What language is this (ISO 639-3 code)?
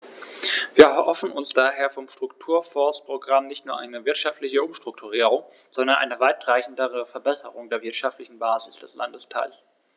deu